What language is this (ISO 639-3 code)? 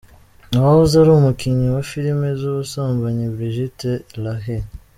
kin